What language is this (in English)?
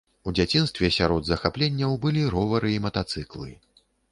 Belarusian